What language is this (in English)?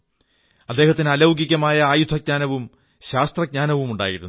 Malayalam